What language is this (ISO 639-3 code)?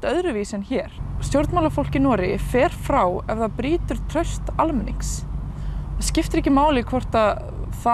isl